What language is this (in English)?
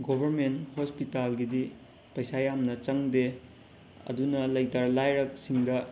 Manipuri